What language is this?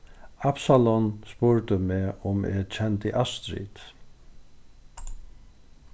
Faroese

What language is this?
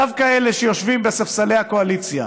Hebrew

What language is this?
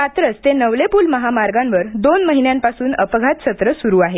Marathi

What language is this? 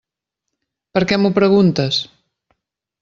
Catalan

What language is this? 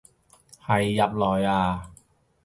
Cantonese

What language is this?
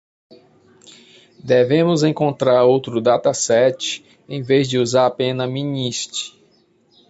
Portuguese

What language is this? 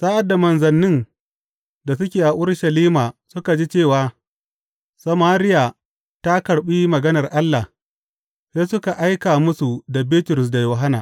Hausa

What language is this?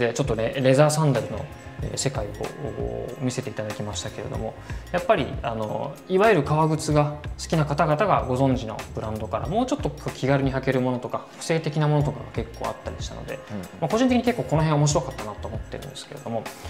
Japanese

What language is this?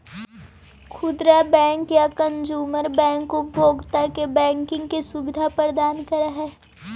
Magahi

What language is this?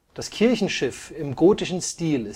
German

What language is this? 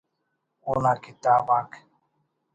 Brahui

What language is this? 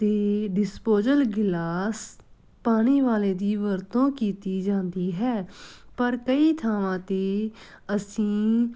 Punjabi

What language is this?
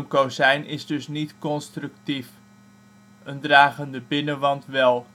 Dutch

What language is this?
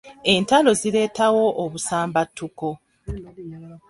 Ganda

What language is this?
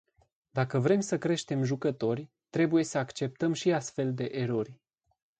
Romanian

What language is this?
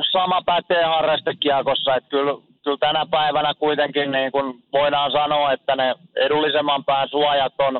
Finnish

